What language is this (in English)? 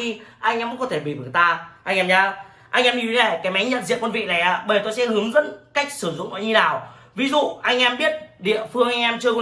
Vietnamese